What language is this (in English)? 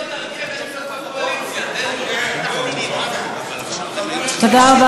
Hebrew